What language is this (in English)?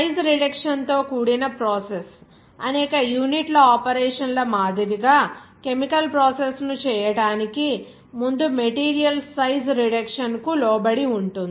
Telugu